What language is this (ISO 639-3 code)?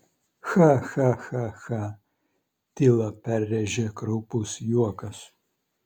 lit